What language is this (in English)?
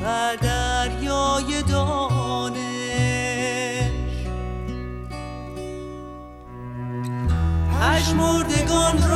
Persian